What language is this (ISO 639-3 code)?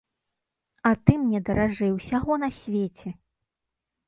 bel